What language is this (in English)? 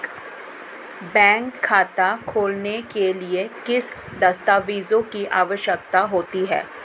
Hindi